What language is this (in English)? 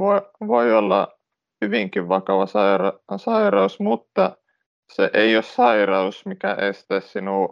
Finnish